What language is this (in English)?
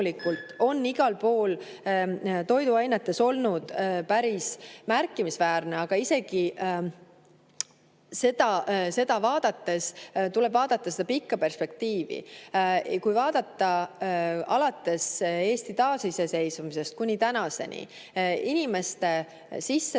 Estonian